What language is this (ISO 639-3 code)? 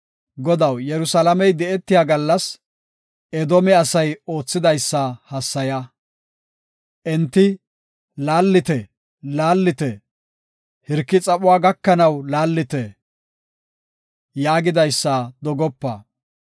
gof